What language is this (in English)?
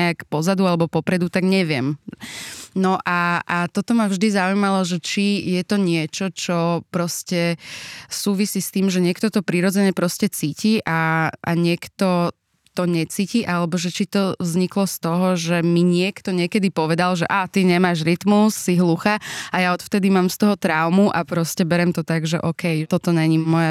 Slovak